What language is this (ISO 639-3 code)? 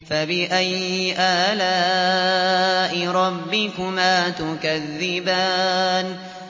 ara